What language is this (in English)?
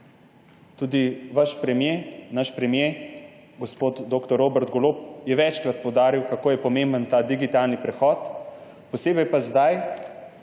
Slovenian